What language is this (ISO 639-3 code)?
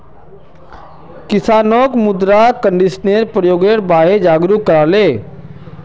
mag